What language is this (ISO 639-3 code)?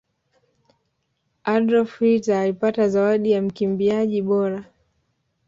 swa